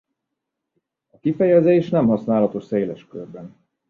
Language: Hungarian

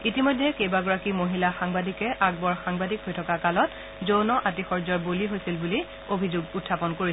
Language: Assamese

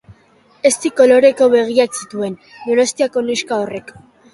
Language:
Basque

